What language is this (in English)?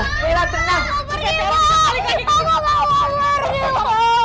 Indonesian